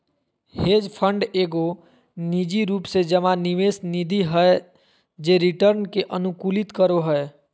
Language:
Magahi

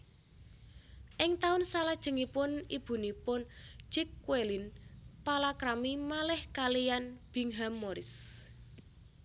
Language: Javanese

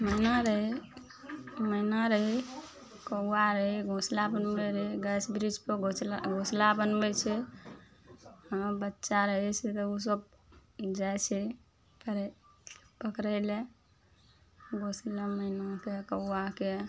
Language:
Maithili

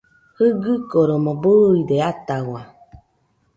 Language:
Nüpode Huitoto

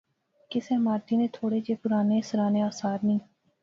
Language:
Pahari-Potwari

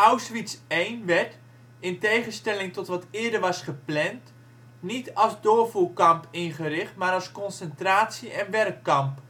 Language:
Dutch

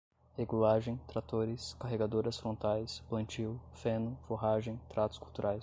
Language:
Portuguese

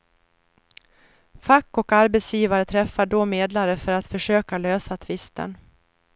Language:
Swedish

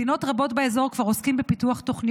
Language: Hebrew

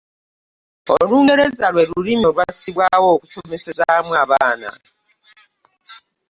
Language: Ganda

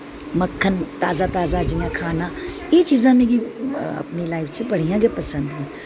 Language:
Dogri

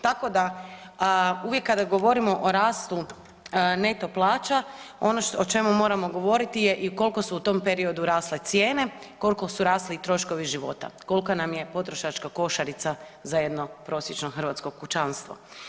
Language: Croatian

